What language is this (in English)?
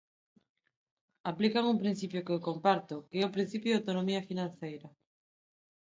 Galician